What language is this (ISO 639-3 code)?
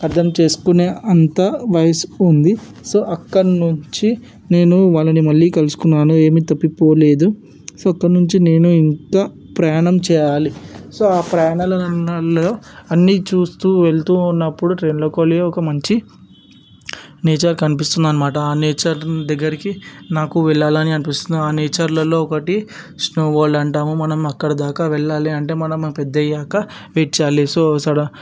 tel